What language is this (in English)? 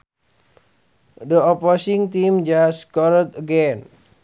Sundanese